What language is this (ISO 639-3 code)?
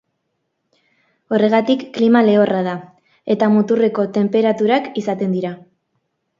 eus